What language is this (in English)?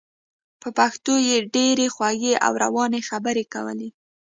Pashto